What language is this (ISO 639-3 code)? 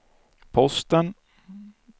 swe